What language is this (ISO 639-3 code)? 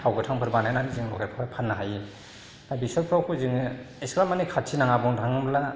brx